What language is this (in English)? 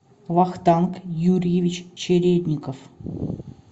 Russian